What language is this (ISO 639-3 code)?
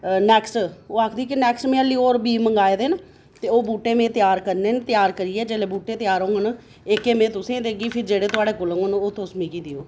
doi